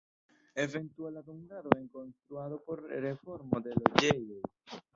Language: Esperanto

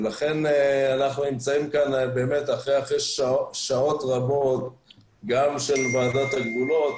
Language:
Hebrew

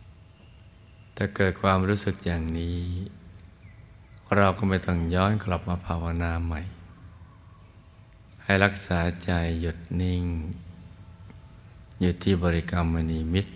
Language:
Thai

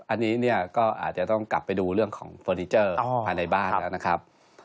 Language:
Thai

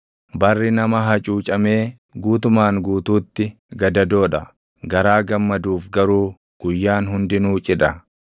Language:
Oromo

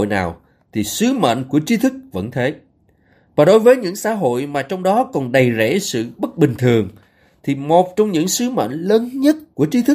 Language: Vietnamese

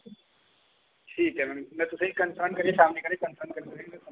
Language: Dogri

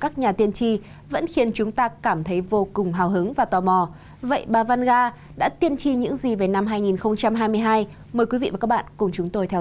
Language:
Vietnamese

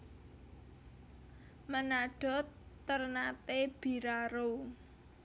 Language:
Javanese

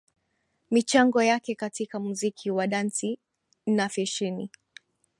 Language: Swahili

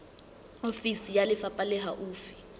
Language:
Southern Sotho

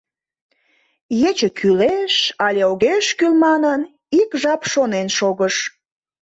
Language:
Mari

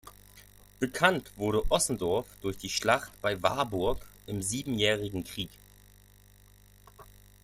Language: German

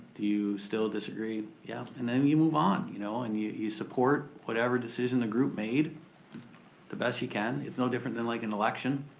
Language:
English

